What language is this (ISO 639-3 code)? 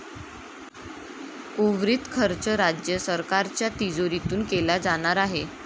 mar